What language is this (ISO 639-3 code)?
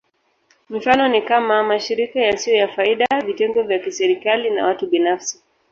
swa